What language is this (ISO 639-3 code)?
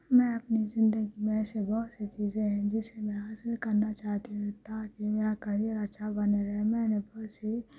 urd